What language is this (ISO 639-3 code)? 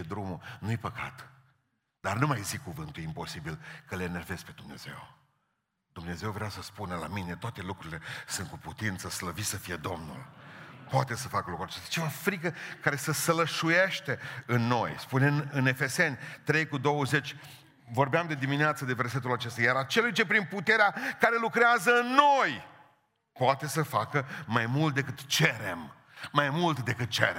ron